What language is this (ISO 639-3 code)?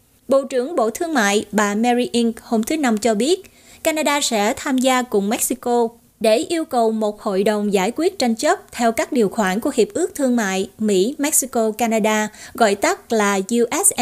vie